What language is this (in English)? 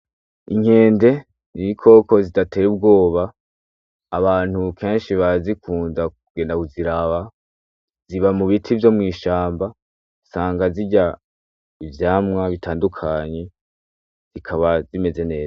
Rundi